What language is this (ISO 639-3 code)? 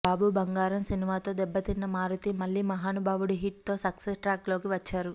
tel